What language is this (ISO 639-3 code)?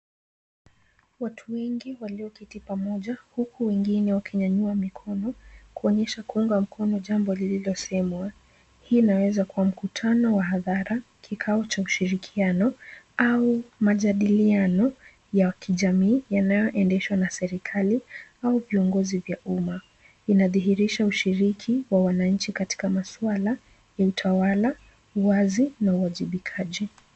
swa